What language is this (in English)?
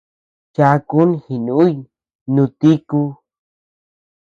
Tepeuxila Cuicatec